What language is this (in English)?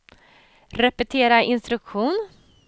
Swedish